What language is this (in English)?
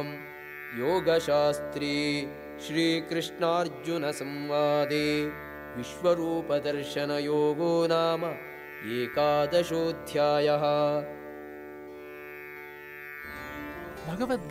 Telugu